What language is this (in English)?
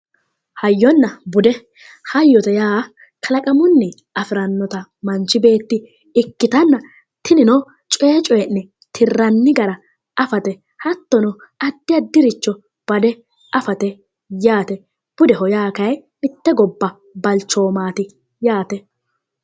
Sidamo